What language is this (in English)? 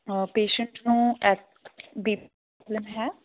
Punjabi